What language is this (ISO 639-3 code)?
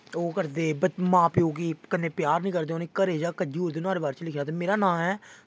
doi